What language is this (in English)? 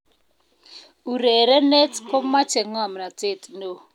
Kalenjin